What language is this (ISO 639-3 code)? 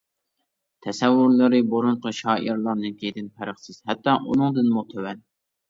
uig